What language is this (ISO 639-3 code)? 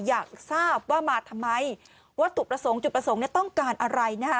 tha